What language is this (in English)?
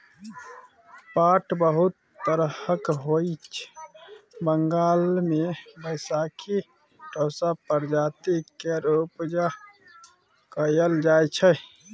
Maithili